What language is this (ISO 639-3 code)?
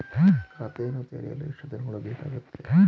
kan